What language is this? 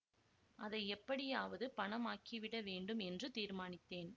Tamil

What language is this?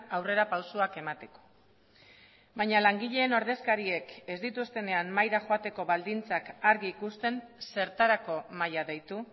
Basque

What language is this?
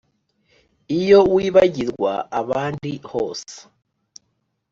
Kinyarwanda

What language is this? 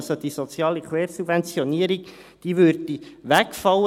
Swiss German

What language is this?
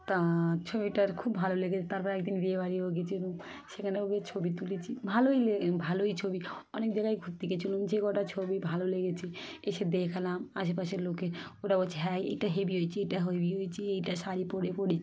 Bangla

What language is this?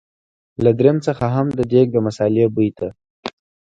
Pashto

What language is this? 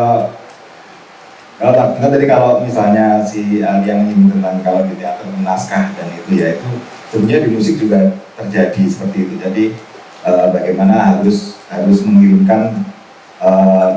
Indonesian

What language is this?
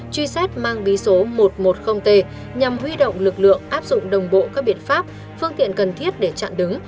Vietnamese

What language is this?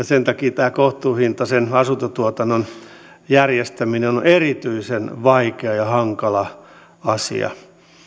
Finnish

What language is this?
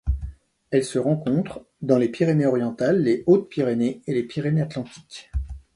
French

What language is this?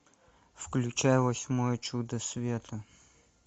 Russian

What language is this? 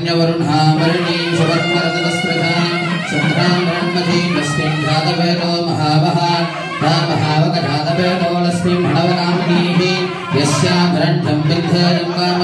Tamil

